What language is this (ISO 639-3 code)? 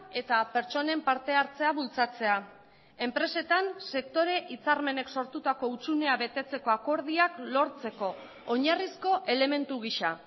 eus